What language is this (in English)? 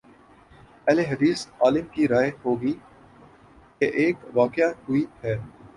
Urdu